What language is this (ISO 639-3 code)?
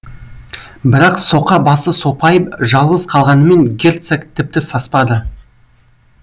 kaz